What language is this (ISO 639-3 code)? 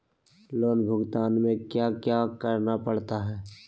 mag